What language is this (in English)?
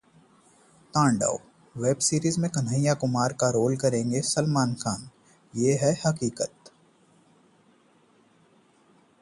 Hindi